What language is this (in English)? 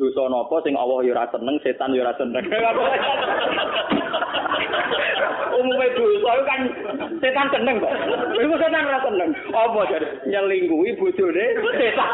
Indonesian